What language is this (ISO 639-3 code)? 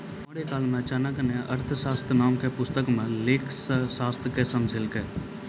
mai